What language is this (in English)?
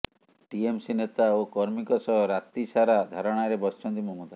Odia